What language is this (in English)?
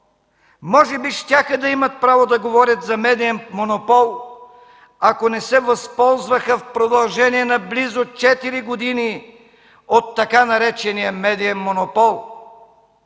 Bulgarian